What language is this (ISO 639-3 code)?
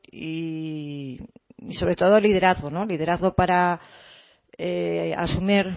spa